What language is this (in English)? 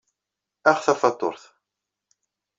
Kabyle